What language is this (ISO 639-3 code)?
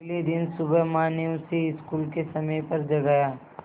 hin